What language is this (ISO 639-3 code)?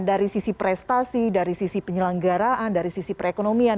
ind